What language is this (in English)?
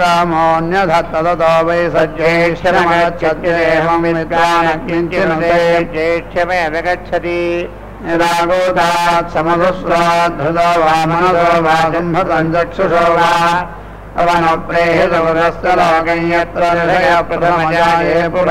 Hindi